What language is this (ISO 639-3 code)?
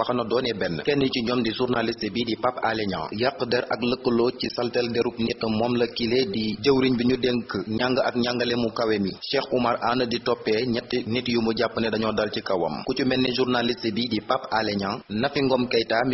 fra